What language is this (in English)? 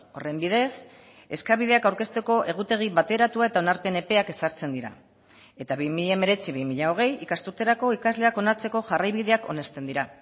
Basque